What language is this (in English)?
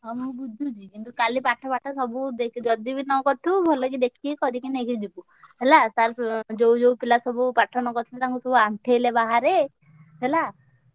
Odia